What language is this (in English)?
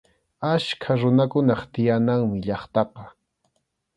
Arequipa-La Unión Quechua